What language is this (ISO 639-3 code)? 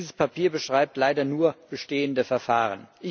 deu